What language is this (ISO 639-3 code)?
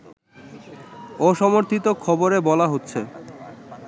ben